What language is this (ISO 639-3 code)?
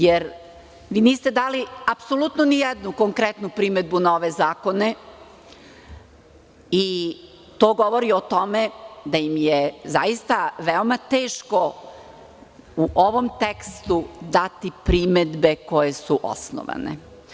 srp